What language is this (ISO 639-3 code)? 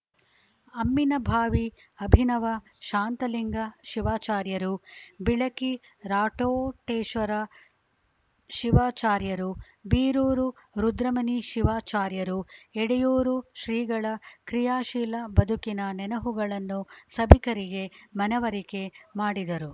kan